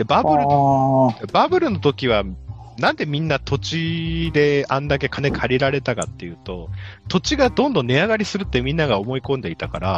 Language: Japanese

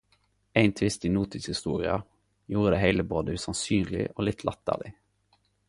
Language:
Norwegian Nynorsk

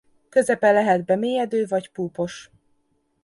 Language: Hungarian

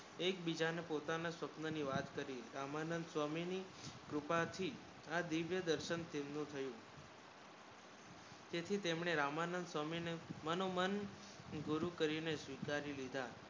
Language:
Gujarati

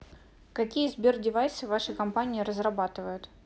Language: Russian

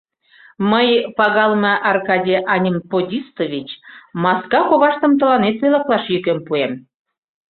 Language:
Mari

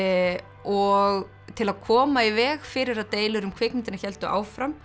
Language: Icelandic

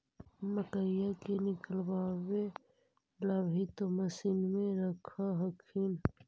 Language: Magahi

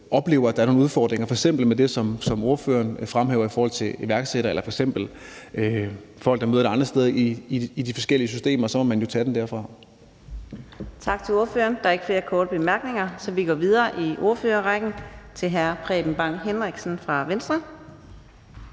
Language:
Danish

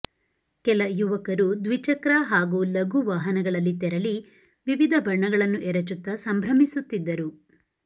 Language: Kannada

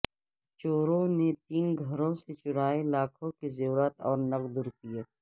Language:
Urdu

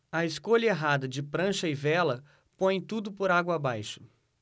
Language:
Portuguese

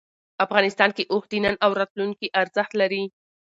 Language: Pashto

